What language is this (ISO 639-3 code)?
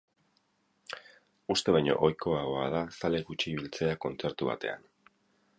eus